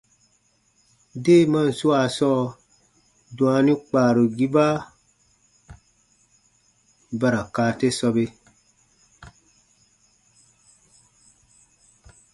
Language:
Baatonum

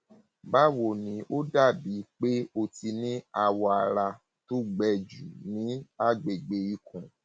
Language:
Yoruba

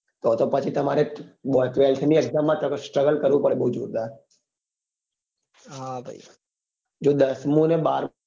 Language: Gujarati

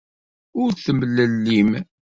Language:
Kabyle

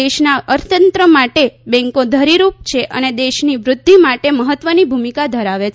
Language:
Gujarati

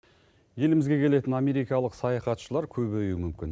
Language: Kazakh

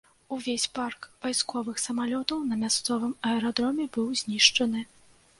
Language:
Belarusian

